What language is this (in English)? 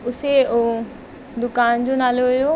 Sindhi